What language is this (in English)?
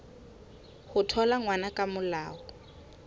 Southern Sotho